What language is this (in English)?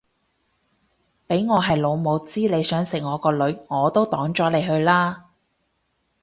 Cantonese